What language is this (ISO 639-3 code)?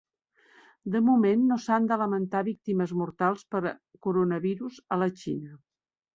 cat